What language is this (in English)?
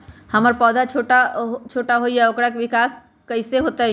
Magahi